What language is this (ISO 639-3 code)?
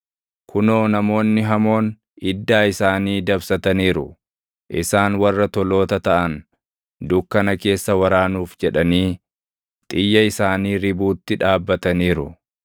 orm